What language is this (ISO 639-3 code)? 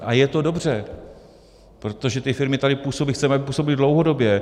ces